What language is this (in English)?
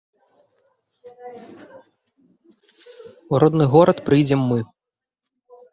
Belarusian